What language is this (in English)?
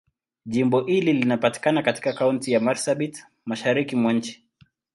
Swahili